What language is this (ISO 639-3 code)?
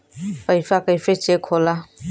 bho